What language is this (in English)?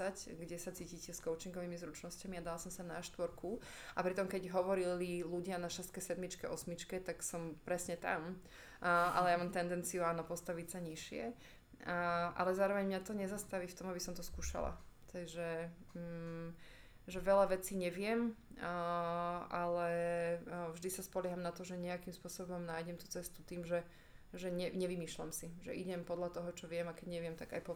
Slovak